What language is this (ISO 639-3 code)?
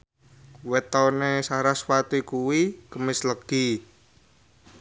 jav